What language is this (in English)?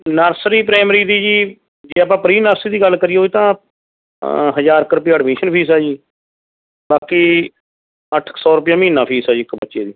Punjabi